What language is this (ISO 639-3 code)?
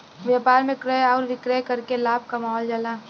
bho